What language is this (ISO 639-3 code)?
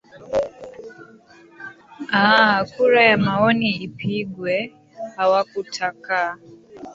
swa